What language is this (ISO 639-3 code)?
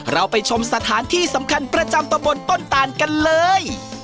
tha